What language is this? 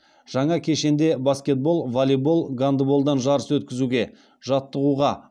Kazakh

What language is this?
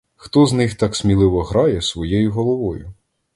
Ukrainian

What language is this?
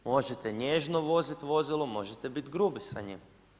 Croatian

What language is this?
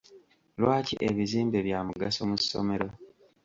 Ganda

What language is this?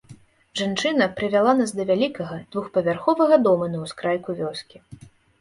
Belarusian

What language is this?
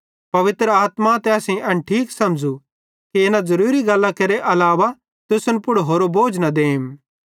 Bhadrawahi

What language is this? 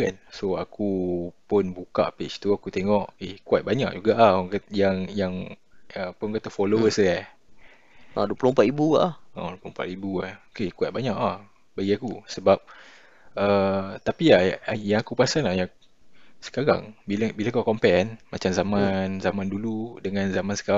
Malay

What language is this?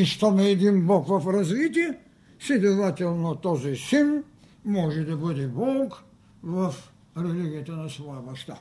Bulgarian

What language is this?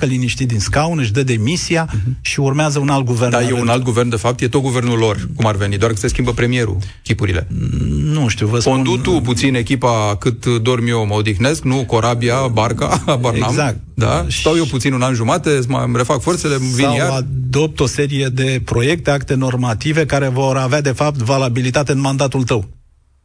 Romanian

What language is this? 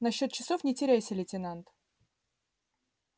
Russian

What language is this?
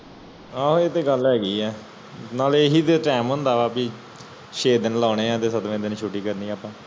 Punjabi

